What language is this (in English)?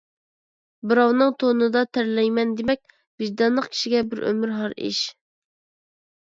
Uyghur